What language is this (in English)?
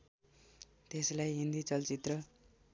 Nepali